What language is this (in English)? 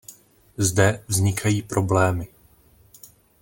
Czech